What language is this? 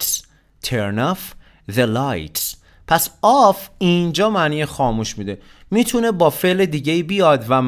Persian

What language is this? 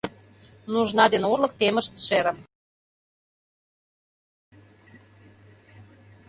Mari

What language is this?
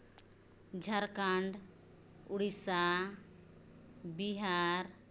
Santali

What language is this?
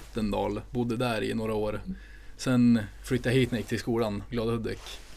Swedish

